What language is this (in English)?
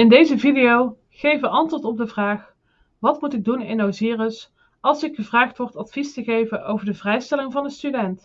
Dutch